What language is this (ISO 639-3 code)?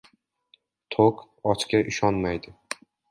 uzb